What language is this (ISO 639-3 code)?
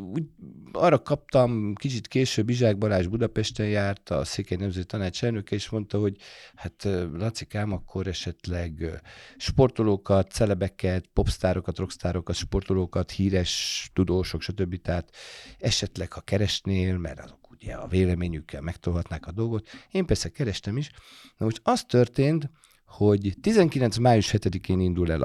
hun